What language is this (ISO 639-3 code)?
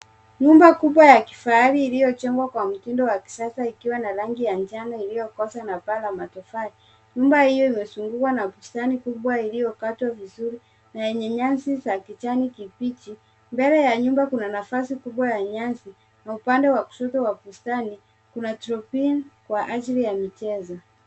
swa